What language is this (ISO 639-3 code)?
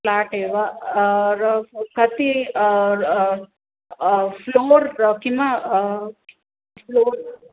san